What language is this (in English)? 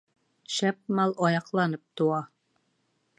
Bashkir